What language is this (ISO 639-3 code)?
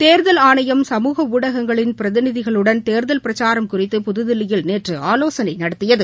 tam